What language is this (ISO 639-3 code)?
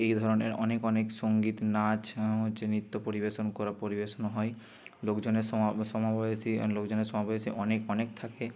ben